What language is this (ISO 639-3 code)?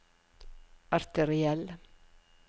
nor